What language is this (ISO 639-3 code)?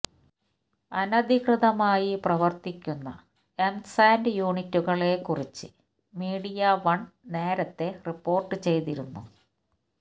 mal